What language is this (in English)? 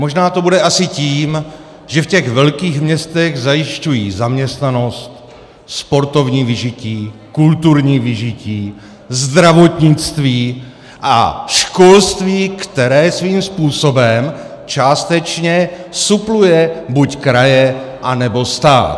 Czech